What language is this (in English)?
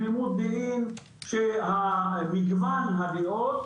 Hebrew